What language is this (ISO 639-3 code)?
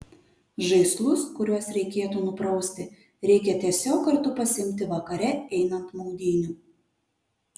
lit